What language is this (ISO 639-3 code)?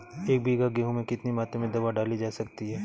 hin